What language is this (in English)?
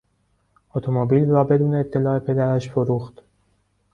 Persian